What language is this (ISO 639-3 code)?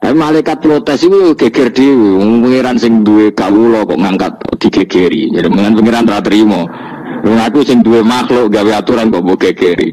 ind